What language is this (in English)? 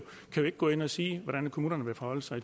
Danish